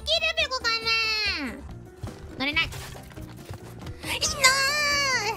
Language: Japanese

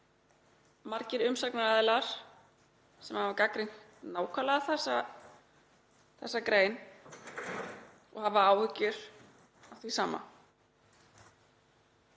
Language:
Icelandic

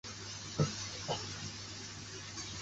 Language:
Chinese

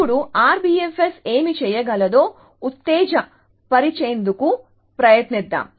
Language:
Telugu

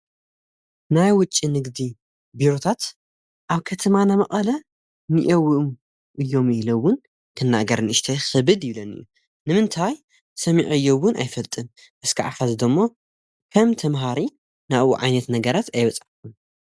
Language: Tigrinya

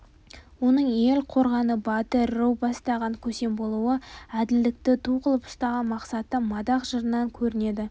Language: Kazakh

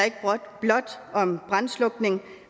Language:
Danish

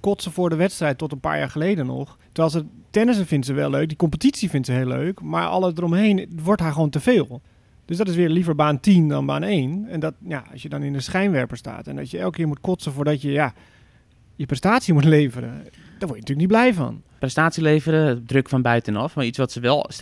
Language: Dutch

